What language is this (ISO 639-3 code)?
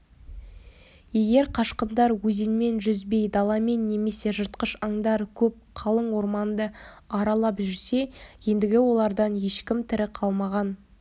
kaz